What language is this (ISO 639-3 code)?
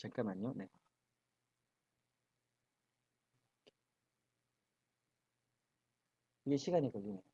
kor